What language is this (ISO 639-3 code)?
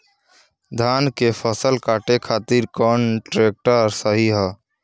bho